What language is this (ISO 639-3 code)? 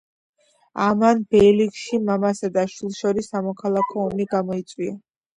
kat